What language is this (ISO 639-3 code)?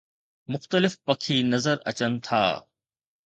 snd